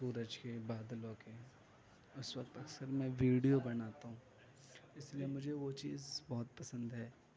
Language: Urdu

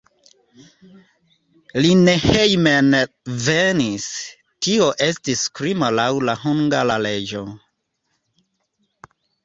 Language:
Esperanto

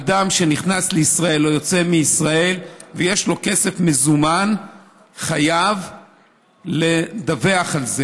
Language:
Hebrew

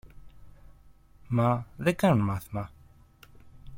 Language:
Greek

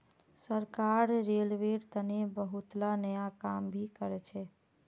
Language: Magahi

